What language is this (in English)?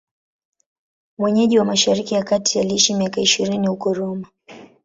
Swahili